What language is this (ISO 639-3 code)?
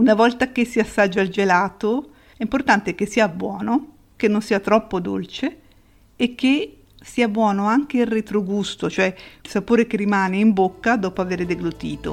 ita